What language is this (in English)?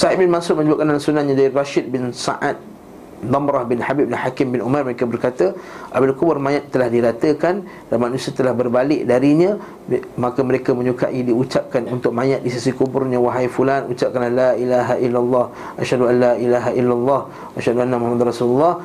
Malay